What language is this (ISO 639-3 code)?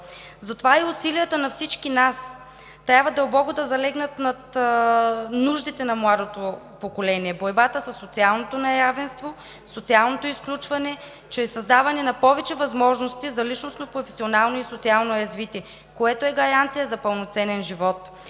bul